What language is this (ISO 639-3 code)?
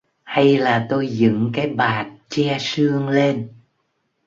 vie